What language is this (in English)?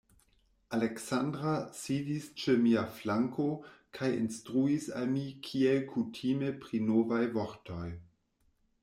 Esperanto